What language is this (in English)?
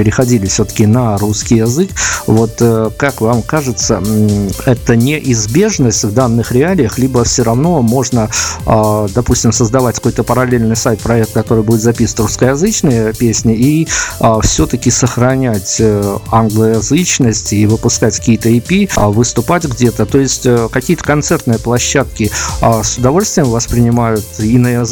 Russian